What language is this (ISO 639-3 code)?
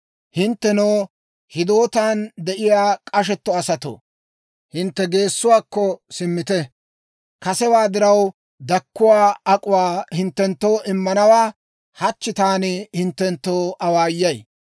dwr